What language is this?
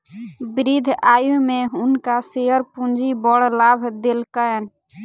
Maithili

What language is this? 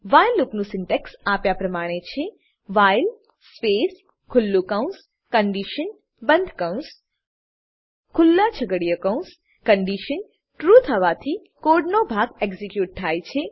Gujarati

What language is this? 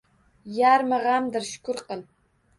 Uzbek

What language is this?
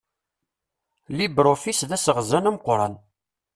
Kabyle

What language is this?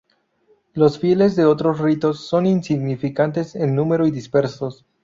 Spanish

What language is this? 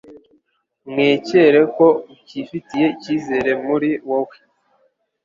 Kinyarwanda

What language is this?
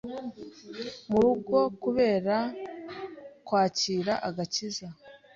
Kinyarwanda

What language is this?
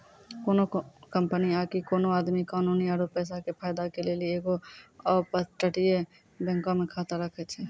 Maithili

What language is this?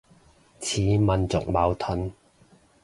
Cantonese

